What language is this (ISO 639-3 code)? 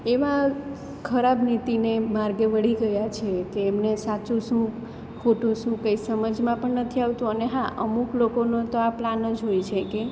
guj